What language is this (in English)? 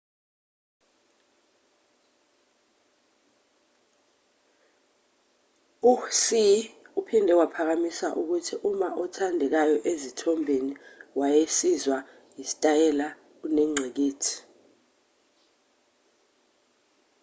Zulu